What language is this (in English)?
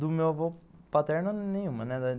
Portuguese